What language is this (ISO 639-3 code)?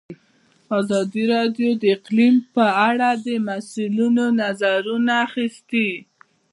pus